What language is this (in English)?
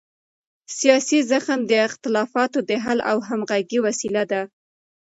Pashto